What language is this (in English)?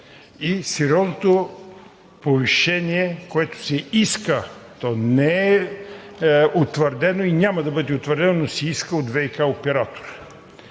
Bulgarian